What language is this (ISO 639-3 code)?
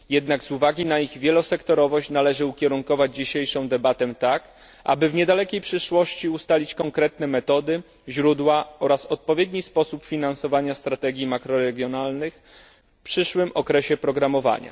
pol